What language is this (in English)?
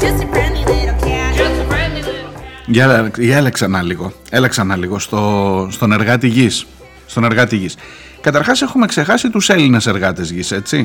Greek